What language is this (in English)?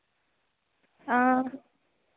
Dogri